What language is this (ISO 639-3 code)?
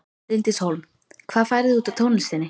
isl